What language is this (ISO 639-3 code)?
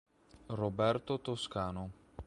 ita